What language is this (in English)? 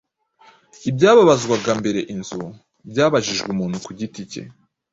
Kinyarwanda